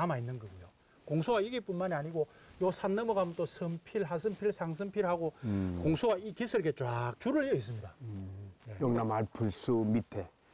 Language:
Korean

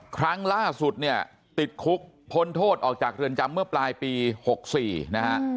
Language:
Thai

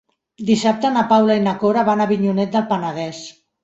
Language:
Catalan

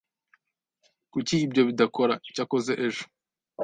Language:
Kinyarwanda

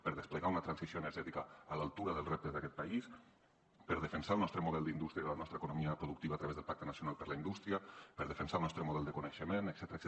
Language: Catalan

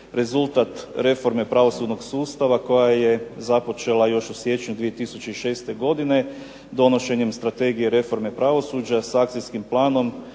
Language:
Croatian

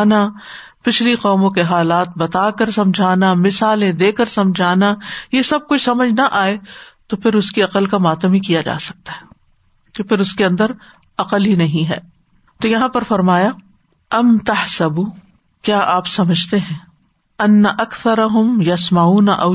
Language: Urdu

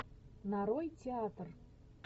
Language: Russian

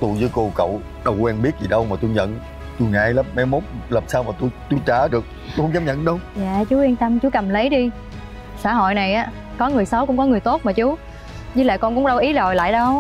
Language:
Vietnamese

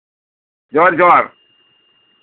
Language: Santali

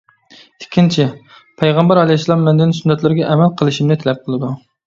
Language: Uyghur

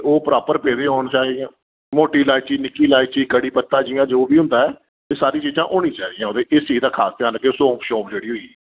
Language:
Dogri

